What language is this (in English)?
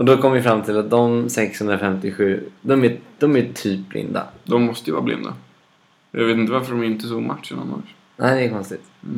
Swedish